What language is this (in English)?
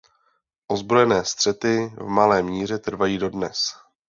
Czech